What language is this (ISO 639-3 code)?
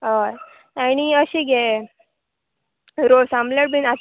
kok